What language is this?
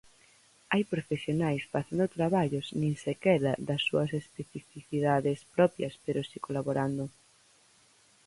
Galician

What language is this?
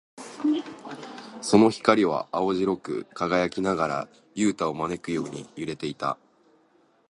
Japanese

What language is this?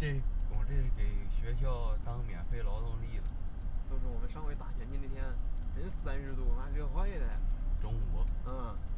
Chinese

